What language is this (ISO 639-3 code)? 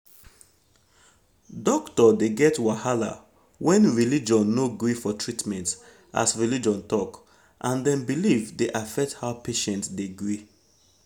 pcm